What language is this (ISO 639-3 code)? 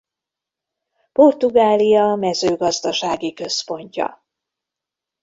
hun